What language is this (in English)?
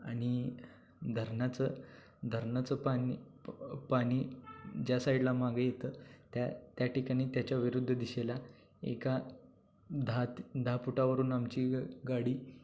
Marathi